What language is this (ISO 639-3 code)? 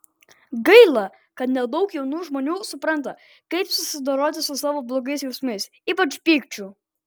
lit